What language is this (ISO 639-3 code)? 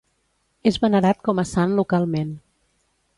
cat